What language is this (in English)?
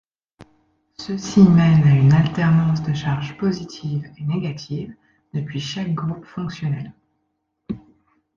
French